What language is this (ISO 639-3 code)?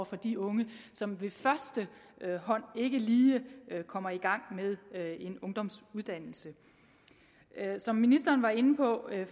dan